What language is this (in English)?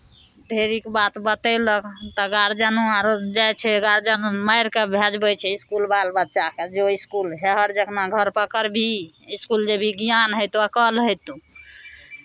Maithili